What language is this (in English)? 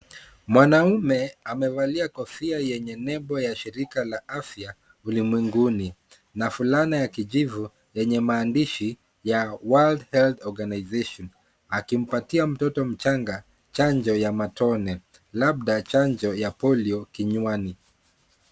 Swahili